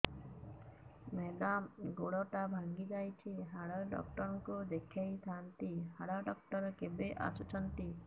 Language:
Odia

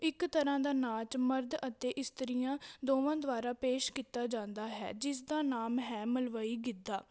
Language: Punjabi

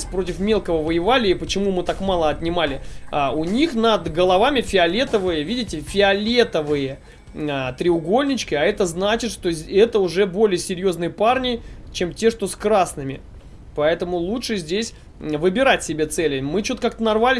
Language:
Russian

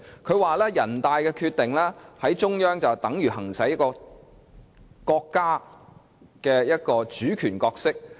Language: Cantonese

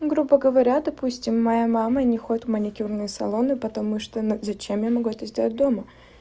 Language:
Russian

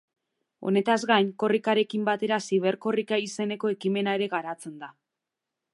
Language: Basque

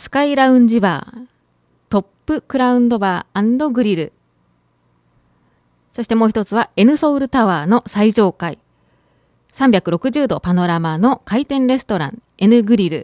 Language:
Japanese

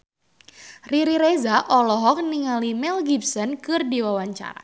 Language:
Sundanese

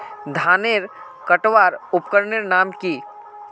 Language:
Magahi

